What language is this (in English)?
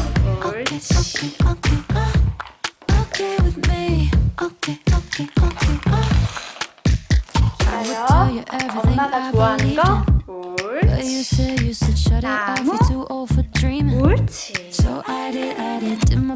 English